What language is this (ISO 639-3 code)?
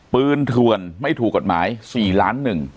tha